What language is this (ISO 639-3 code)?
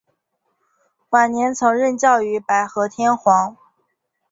zho